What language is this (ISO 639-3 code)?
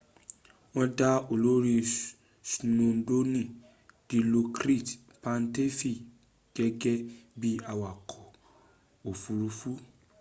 yor